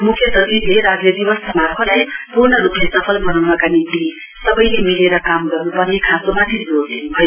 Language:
Nepali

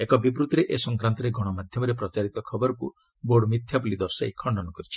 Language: Odia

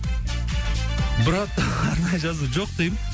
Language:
Kazakh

